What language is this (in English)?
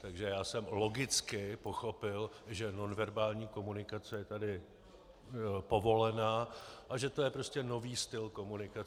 Czech